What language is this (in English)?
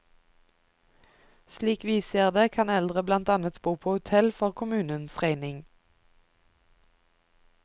Norwegian